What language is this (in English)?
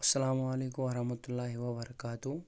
Kashmiri